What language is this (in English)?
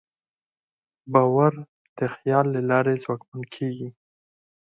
Pashto